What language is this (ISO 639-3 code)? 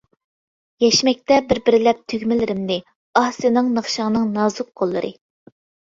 uig